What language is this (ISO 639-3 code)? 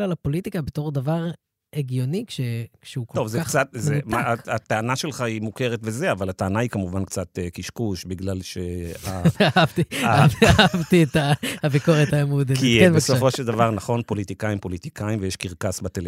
heb